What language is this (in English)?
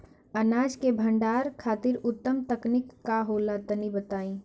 Bhojpuri